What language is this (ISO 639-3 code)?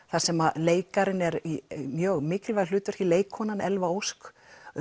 isl